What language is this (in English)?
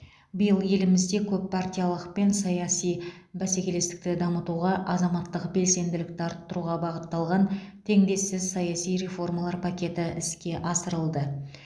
Kazakh